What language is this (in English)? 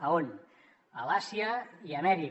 Catalan